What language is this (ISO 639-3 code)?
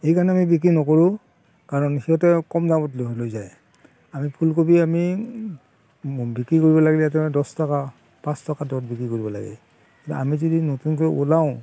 asm